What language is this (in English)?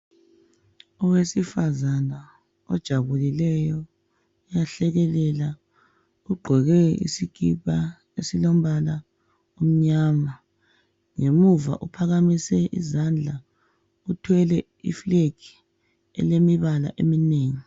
North Ndebele